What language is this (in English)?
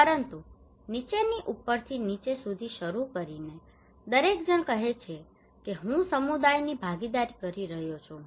Gujarati